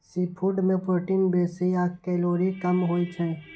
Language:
Maithili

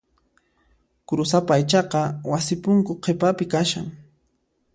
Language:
Puno Quechua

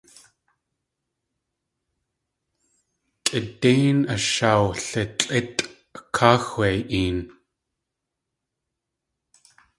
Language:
Tlingit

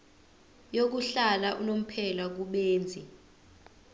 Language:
Zulu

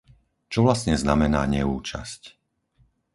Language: Slovak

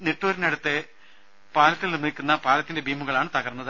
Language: Malayalam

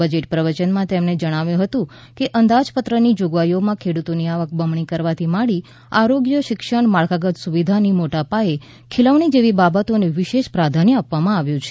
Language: Gujarati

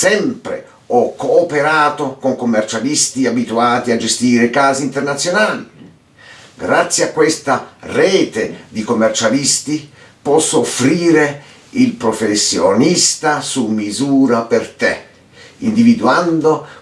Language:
Italian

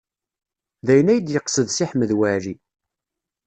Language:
Kabyle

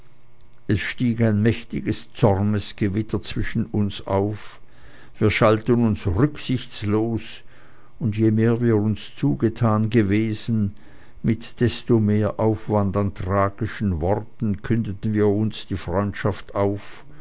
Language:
German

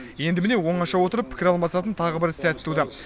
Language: Kazakh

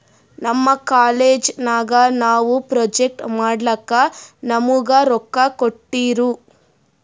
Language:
Kannada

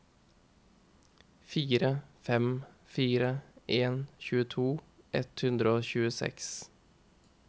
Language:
Norwegian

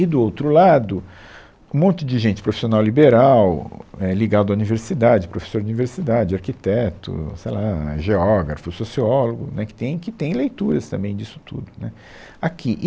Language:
Portuguese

